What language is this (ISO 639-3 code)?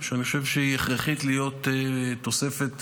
heb